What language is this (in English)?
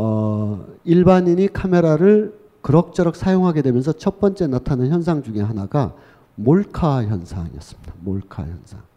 Korean